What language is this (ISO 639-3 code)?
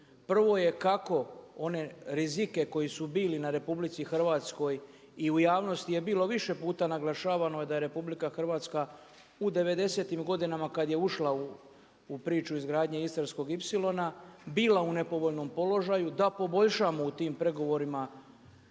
hrv